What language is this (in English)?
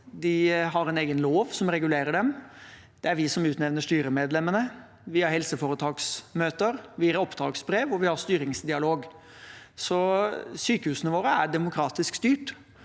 Norwegian